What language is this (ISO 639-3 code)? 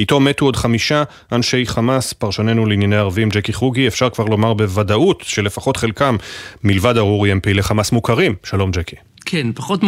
heb